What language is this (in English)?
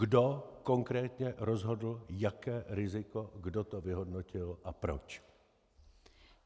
Czech